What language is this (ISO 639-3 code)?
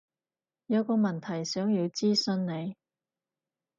yue